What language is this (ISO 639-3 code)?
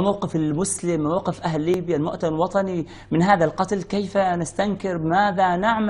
ara